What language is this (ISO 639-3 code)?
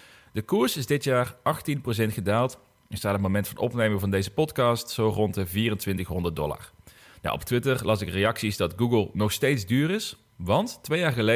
nld